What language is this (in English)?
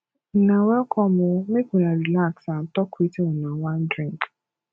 Nigerian Pidgin